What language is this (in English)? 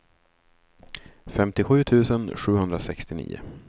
Swedish